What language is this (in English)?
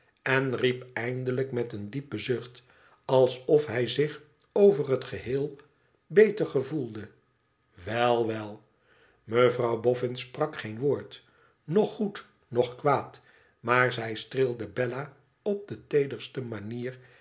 Dutch